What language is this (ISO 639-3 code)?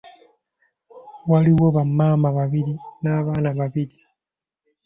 lug